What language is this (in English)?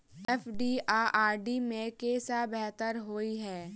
Maithili